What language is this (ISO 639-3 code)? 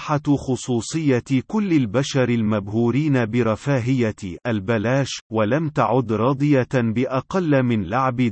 ara